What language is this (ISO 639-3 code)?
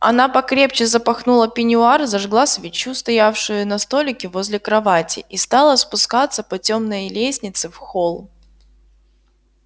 rus